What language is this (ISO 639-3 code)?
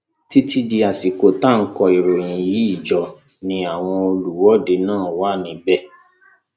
yor